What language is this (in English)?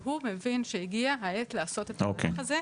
Hebrew